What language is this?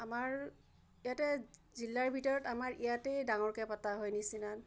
Assamese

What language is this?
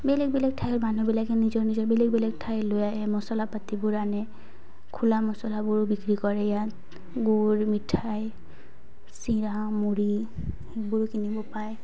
Assamese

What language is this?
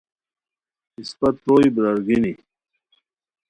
Khowar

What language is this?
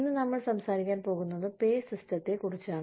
Malayalam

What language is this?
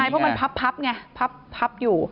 Thai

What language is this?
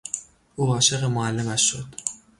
Persian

